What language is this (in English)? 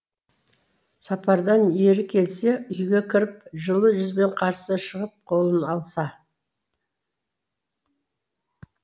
Kazakh